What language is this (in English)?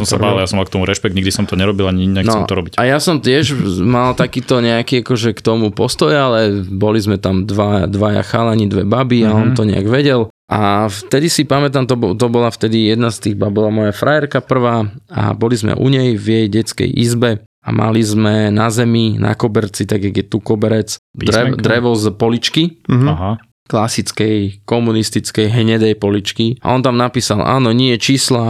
Slovak